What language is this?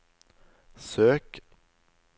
Norwegian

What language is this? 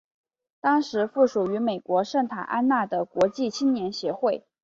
Chinese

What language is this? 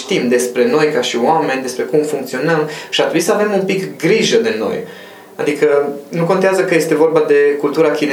Romanian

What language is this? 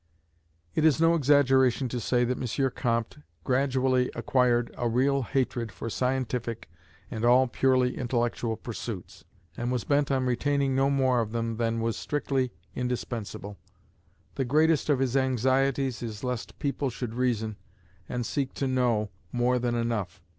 English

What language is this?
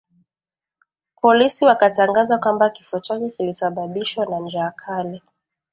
Swahili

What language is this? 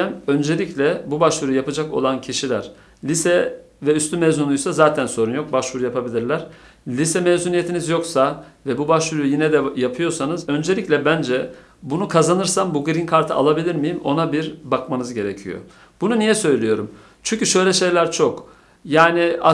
Turkish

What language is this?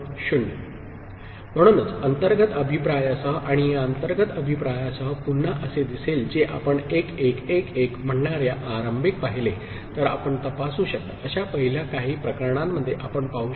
Marathi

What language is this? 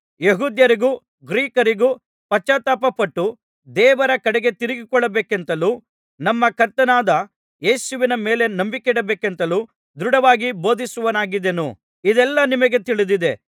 Kannada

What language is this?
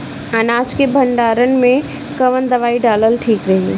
Bhojpuri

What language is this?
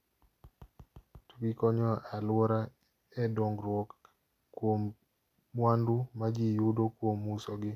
Luo (Kenya and Tanzania)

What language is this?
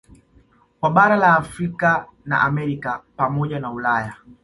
Swahili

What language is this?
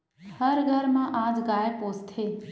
Chhattisgarhi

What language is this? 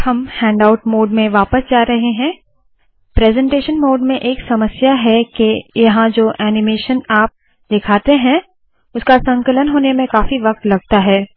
Hindi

